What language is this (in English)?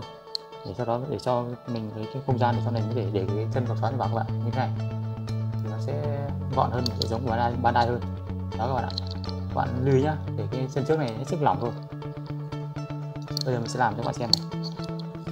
Vietnamese